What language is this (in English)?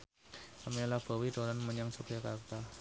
Javanese